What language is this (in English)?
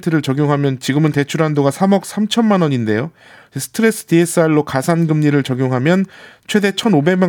Korean